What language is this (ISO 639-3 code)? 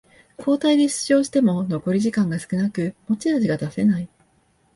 jpn